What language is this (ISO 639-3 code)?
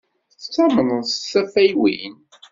kab